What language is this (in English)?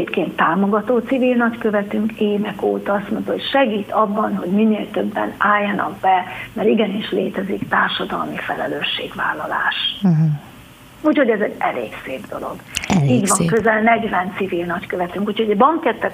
Hungarian